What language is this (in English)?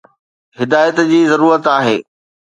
Sindhi